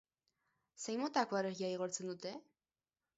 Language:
Basque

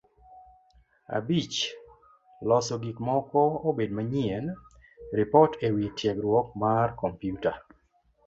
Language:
Luo (Kenya and Tanzania)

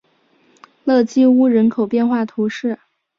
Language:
Chinese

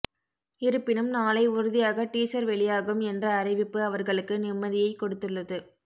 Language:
Tamil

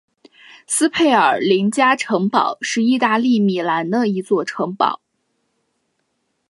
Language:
Chinese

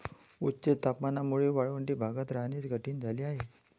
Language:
Marathi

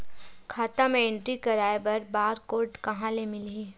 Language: Chhattisgarhi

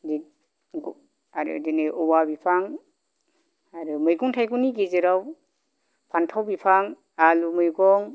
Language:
Bodo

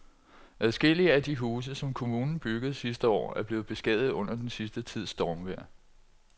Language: Danish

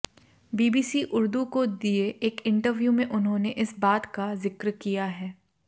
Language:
Hindi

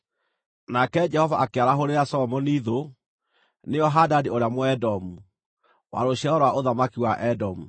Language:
Kikuyu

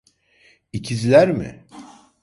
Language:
Turkish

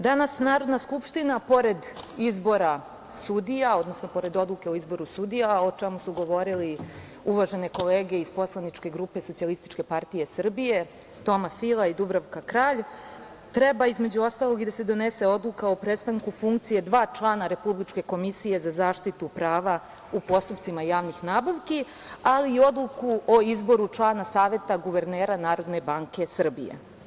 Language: Serbian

